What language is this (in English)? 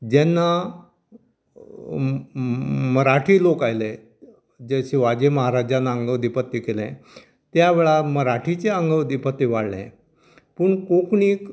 Konkani